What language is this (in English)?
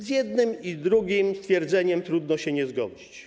Polish